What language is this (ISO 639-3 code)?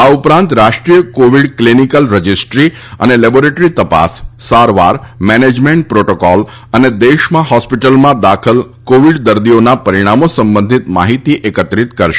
guj